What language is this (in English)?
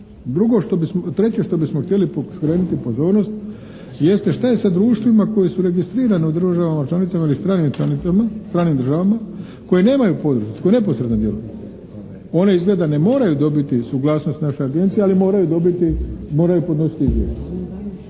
Croatian